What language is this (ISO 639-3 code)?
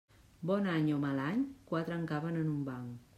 cat